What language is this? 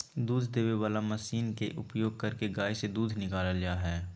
Magahi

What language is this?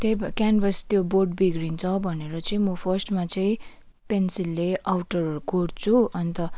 Nepali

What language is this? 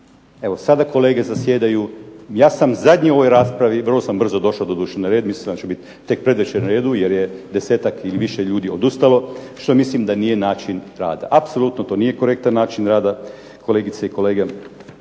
Croatian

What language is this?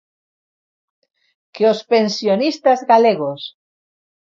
Galician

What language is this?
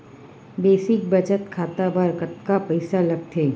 Chhattisgarhi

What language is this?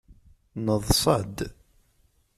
Kabyle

